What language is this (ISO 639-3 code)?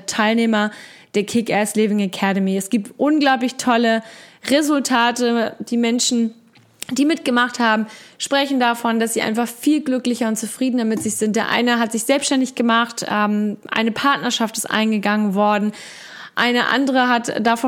deu